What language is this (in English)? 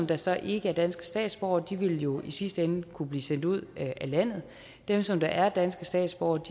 Danish